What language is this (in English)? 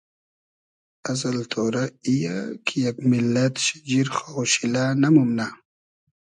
Hazaragi